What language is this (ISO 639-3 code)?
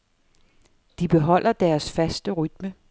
dan